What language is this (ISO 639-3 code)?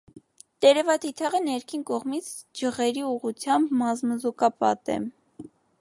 hye